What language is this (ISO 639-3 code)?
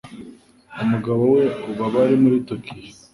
kin